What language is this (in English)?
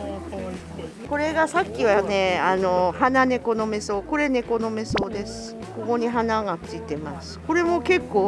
Japanese